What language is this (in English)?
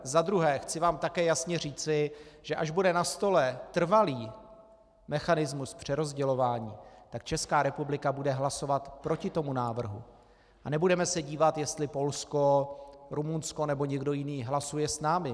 Czech